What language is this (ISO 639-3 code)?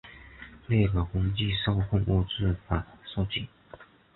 zho